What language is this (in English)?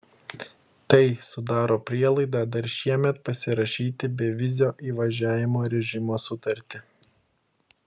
Lithuanian